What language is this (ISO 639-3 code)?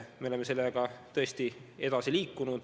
est